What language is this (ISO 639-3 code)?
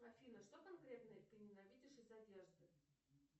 rus